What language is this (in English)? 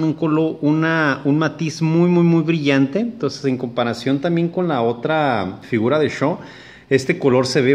Spanish